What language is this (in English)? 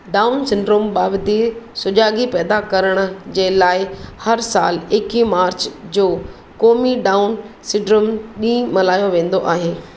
Sindhi